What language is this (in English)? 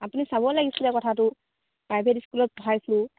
Assamese